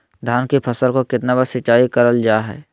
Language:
Magahi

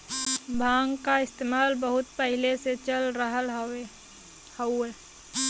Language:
Bhojpuri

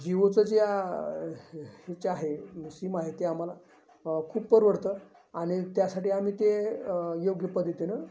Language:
Marathi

